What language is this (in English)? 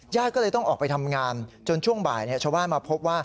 Thai